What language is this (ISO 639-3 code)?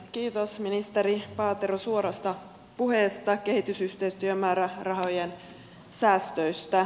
fin